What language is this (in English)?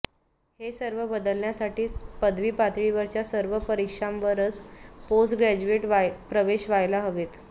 Marathi